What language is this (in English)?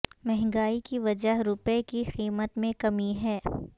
Urdu